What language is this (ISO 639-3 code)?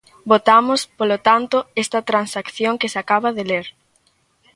glg